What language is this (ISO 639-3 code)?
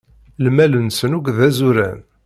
kab